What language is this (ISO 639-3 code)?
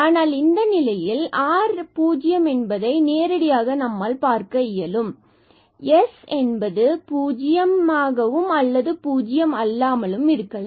tam